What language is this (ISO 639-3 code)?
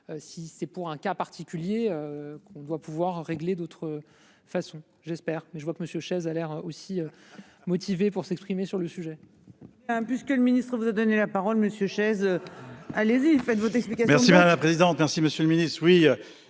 fra